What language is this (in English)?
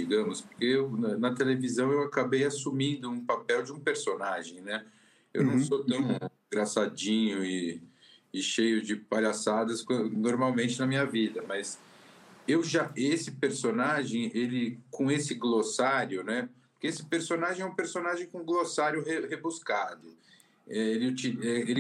Portuguese